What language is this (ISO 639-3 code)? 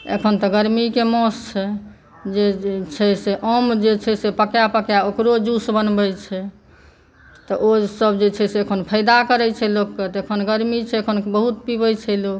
mai